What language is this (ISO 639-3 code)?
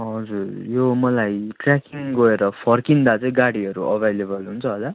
nep